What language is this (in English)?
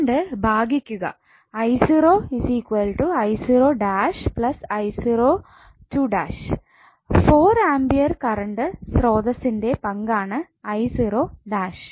Malayalam